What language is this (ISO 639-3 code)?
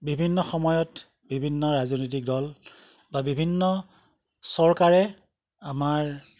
asm